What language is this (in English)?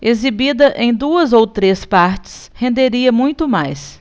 Portuguese